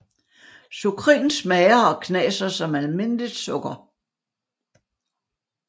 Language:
Danish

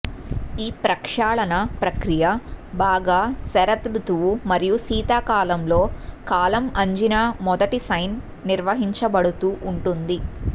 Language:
Telugu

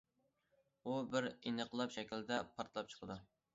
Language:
Uyghur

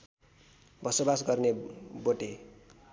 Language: Nepali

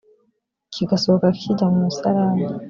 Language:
Kinyarwanda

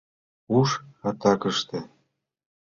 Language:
Mari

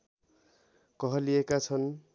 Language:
Nepali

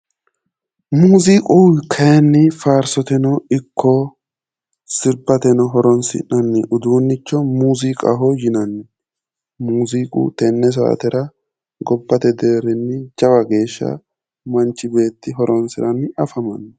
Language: Sidamo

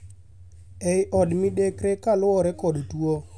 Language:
Luo (Kenya and Tanzania)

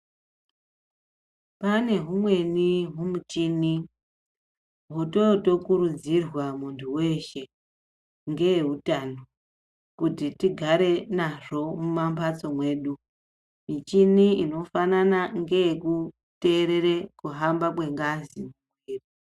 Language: Ndau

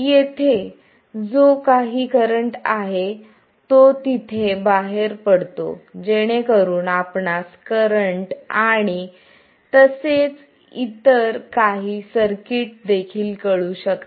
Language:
Marathi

